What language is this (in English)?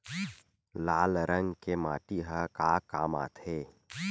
Chhattisgarhi